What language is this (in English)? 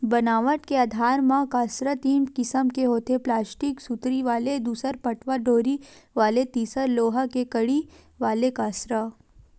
Chhattisgarhi